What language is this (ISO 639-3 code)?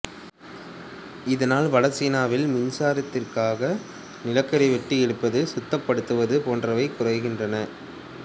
tam